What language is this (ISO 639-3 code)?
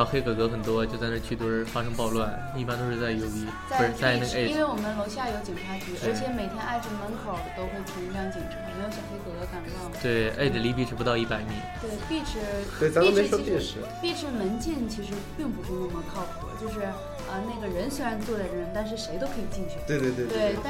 zho